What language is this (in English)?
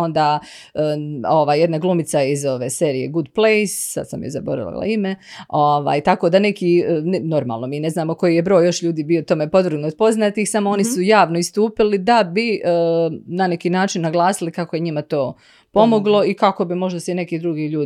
Croatian